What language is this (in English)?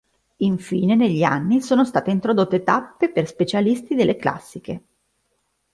Italian